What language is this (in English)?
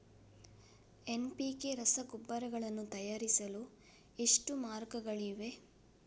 Kannada